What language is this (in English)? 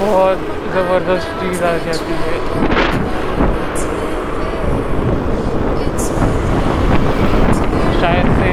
Marathi